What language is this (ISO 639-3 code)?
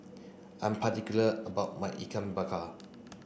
eng